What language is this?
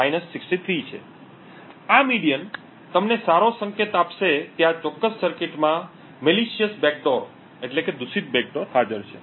Gujarati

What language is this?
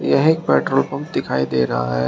Hindi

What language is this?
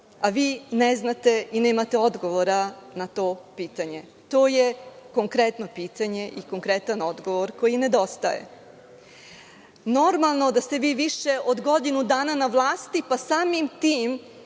Serbian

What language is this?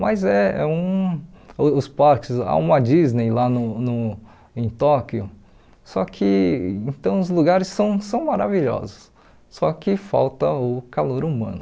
Portuguese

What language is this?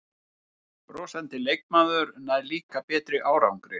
Icelandic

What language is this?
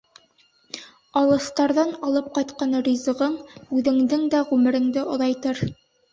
Bashkir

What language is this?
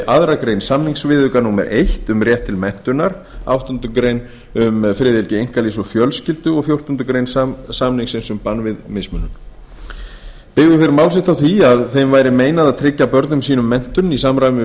Icelandic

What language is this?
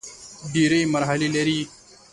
Pashto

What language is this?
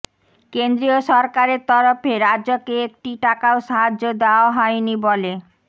Bangla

